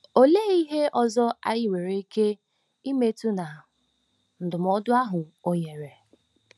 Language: Igbo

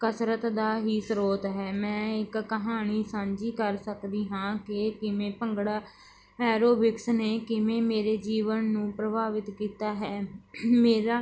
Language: Punjabi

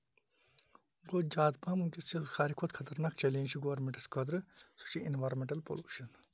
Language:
Kashmiri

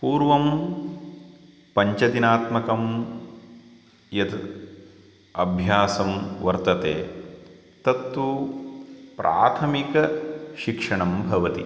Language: Sanskrit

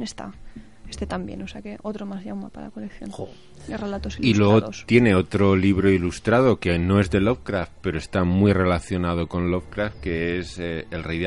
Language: Spanish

